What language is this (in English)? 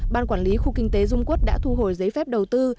Vietnamese